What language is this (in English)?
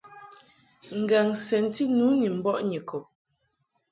Mungaka